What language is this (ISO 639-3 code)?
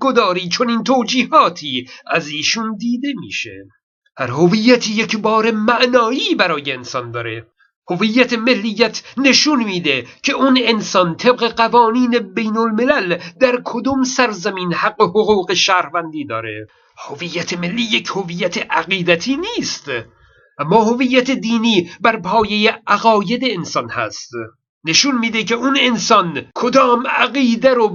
fas